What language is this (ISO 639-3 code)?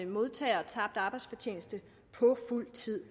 dan